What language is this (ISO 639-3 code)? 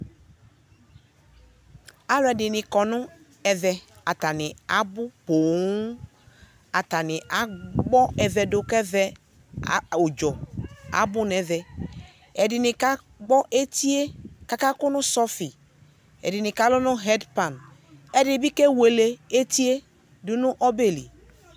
kpo